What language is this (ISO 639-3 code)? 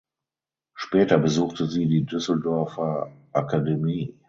deu